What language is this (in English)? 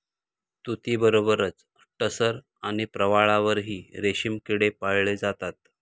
Marathi